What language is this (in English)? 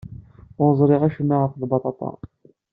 Kabyle